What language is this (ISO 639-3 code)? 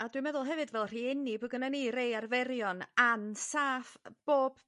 cym